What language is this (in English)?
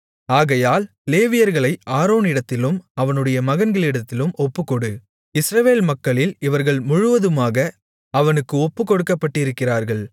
Tamil